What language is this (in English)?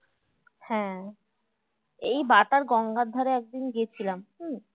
Bangla